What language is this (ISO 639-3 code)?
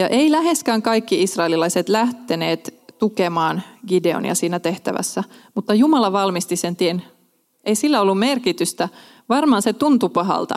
fin